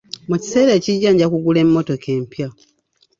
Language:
Ganda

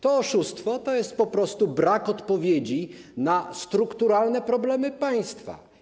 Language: Polish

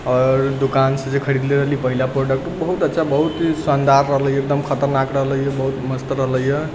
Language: Maithili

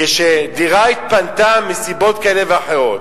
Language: Hebrew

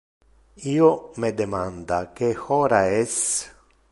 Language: Interlingua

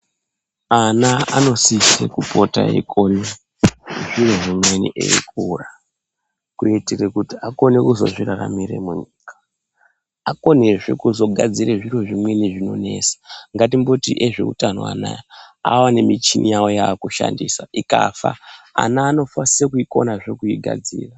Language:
Ndau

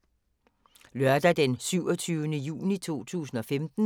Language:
Danish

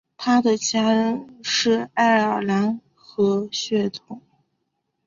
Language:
Chinese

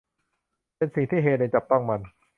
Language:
Thai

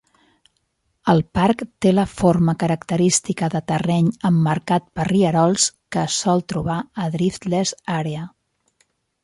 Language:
Catalan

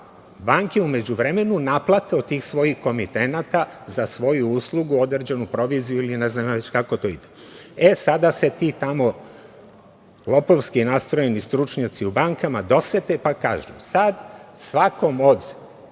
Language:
Serbian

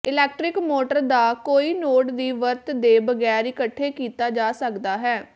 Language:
Punjabi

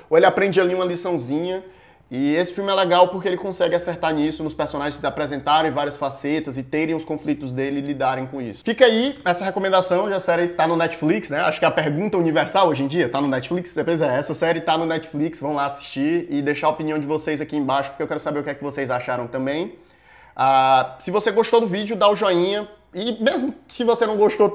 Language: Portuguese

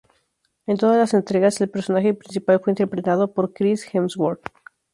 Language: Spanish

